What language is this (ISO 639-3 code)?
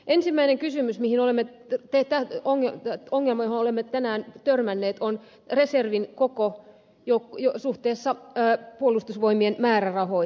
fin